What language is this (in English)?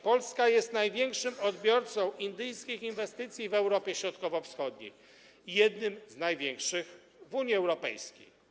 Polish